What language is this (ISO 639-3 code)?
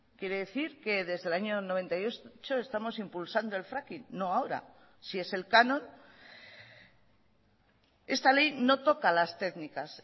spa